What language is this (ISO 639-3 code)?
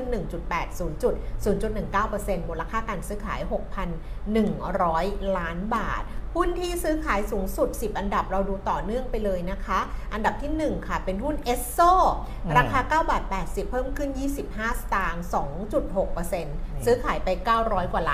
tha